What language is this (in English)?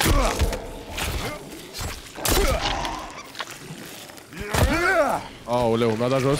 Romanian